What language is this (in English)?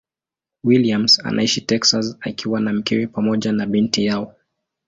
Swahili